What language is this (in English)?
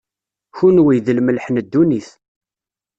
Kabyle